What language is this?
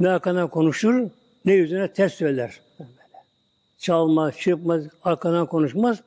Turkish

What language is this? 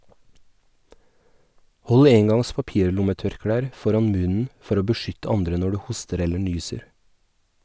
Norwegian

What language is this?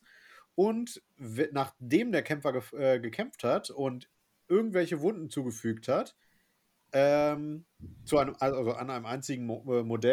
German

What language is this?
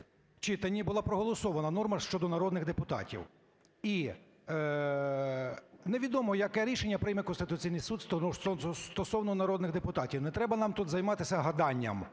Ukrainian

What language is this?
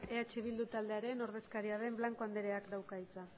Basque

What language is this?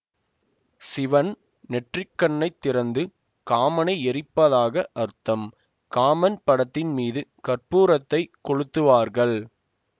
Tamil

